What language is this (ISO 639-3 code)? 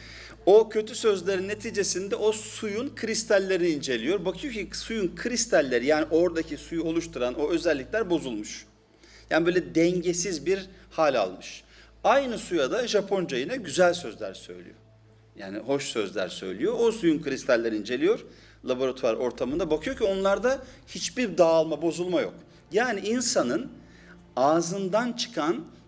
tur